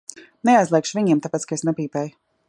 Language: Latvian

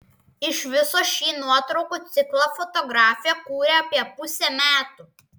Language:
Lithuanian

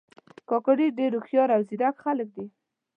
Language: Pashto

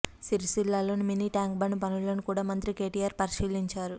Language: Telugu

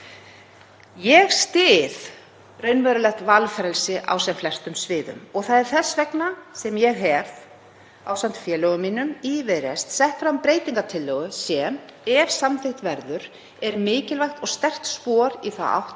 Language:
Icelandic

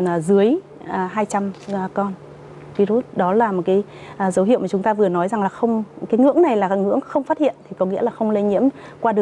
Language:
Vietnamese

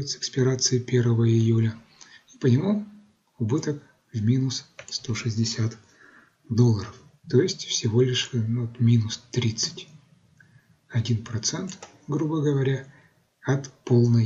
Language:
Russian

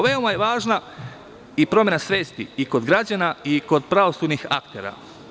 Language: Serbian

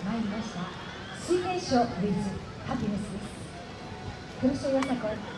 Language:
Japanese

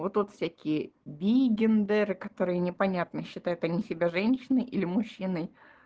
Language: Russian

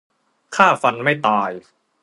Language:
Thai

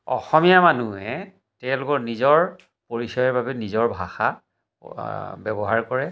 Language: Assamese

